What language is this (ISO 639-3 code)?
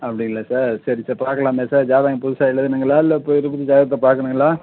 tam